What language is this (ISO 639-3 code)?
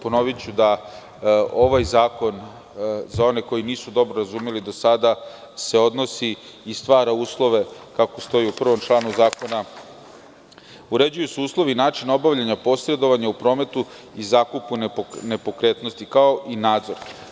srp